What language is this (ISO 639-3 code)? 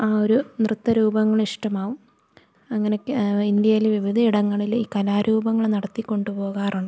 mal